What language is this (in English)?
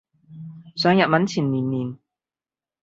Cantonese